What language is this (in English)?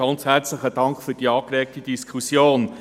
Swiss German